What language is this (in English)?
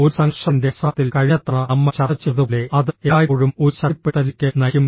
Malayalam